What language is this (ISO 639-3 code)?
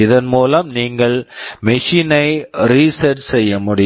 tam